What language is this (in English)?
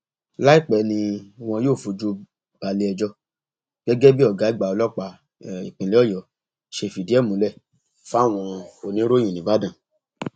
Yoruba